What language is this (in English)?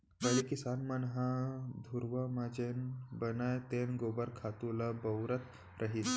Chhattisgarhi